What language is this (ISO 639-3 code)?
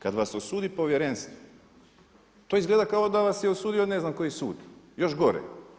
hrv